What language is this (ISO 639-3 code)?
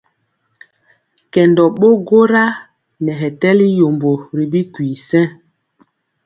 mcx